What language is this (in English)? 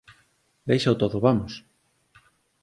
Galician